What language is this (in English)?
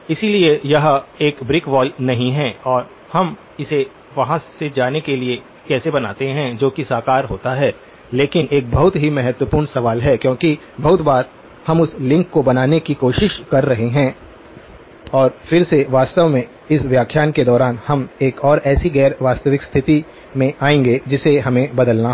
Hindi